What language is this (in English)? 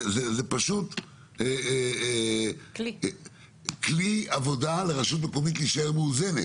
Hebrew